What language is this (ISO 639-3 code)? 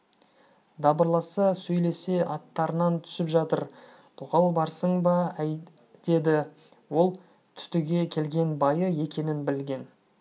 kaz